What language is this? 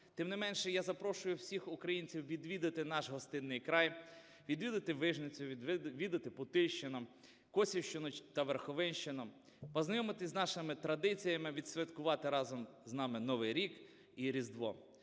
Ukrainian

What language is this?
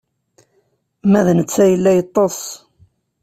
Kabyle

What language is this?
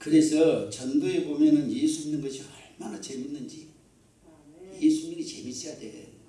Korean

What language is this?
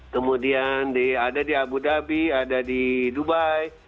Indonesian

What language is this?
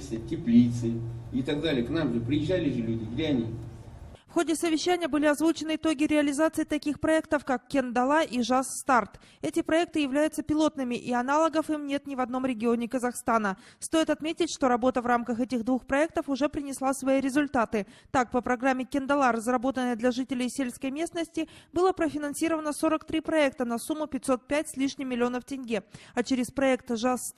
Russian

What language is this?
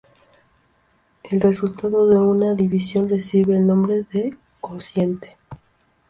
Spanish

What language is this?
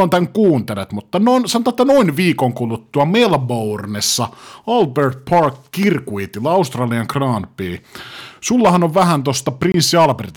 Finnish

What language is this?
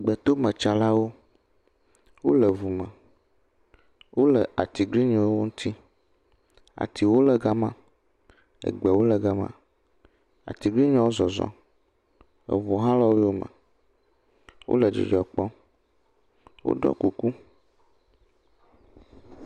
Ewe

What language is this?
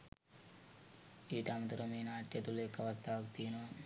Sinhala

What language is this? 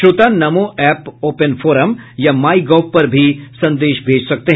Hindi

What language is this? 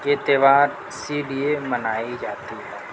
Urdu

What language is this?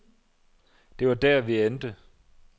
Danish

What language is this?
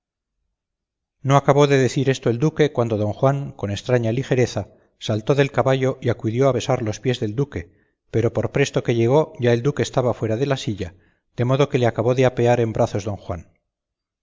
Spanish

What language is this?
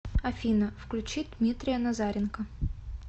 Russian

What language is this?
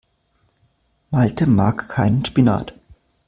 German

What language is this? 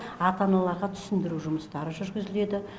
Kazakh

